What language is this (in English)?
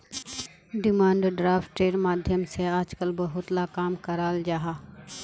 Magahi